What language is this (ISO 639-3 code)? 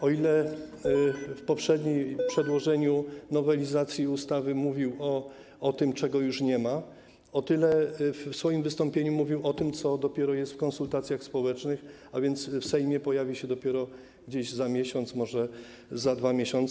pol